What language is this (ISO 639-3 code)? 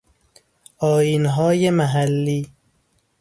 fas